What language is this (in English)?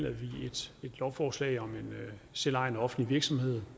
Danish